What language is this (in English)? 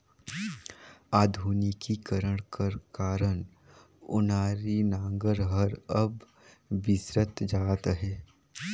Chhattisgarhi